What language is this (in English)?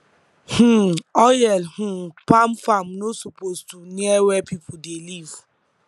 Nigerian Pidgin